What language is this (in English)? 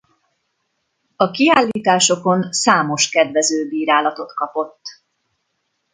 Hungarian